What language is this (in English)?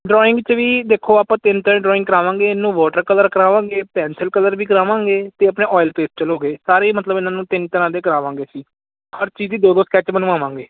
Punjabi